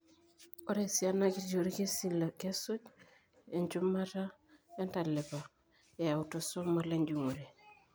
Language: Masai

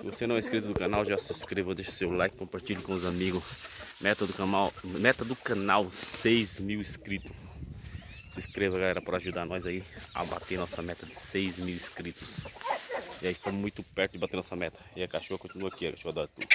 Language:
Portuguese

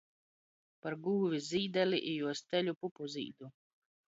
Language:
Latgalian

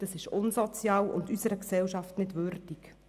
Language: Swiss German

